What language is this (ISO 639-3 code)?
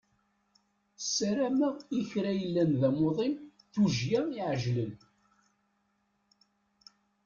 kab